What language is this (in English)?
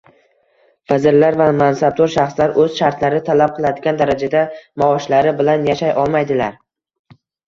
Uzbek